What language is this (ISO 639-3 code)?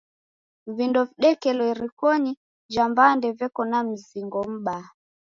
dav